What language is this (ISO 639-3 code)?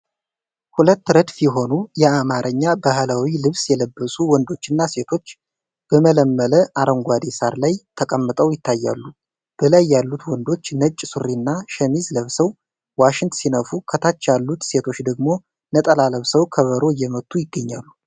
amh